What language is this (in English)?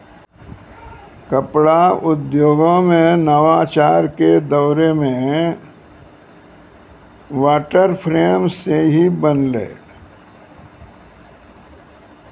Maithili